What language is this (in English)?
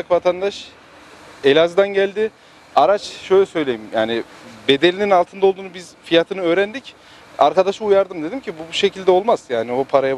Turkish